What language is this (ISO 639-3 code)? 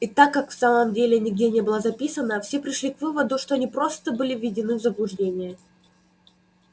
rus